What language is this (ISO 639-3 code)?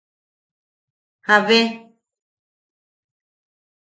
yaq